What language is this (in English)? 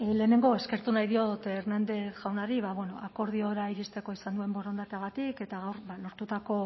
Basque